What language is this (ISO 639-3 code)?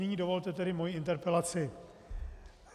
ces